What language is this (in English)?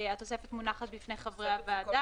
Hebrew